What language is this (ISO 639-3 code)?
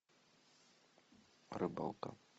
rus